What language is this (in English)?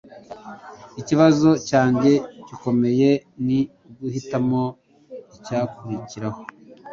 Kinyarwanda